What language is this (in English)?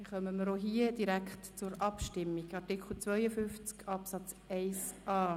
Swiss German